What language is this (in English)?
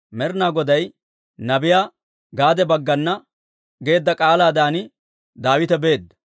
Dawro